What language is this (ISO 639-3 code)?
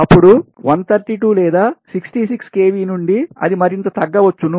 tel